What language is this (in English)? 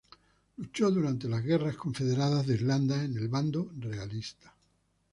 Spanish